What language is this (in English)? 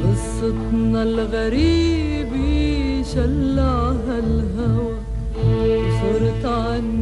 Arabic